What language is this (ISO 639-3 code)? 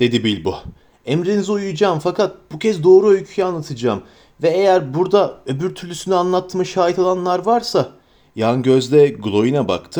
tur